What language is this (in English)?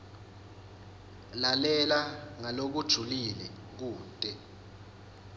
Swati